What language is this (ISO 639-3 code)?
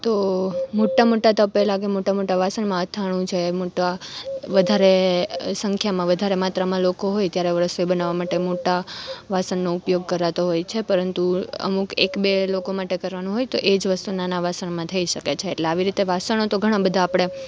guj